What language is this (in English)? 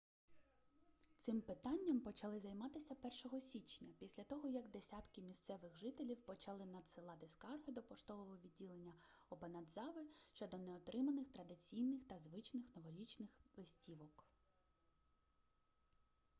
Ukrainian